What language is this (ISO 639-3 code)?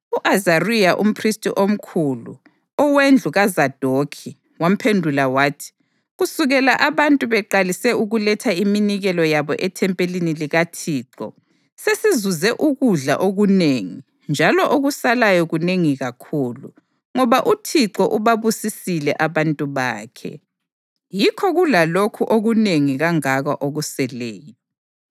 nde